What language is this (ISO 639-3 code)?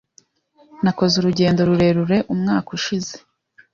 kin